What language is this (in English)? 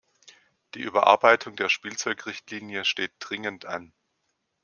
German